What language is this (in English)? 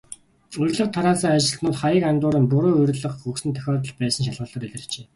Mongolian